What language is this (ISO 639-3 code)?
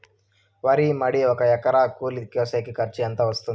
tel